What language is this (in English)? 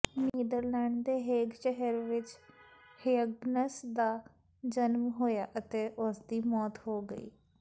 Punjabi